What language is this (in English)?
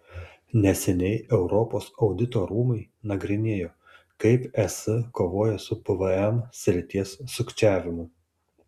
Lithuanian